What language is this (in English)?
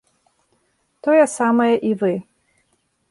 Belarusian